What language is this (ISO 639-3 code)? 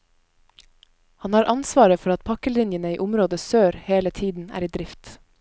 nor